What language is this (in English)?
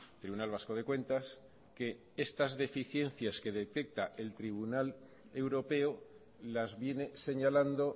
Spanish